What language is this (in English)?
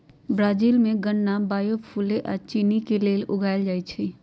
Magahi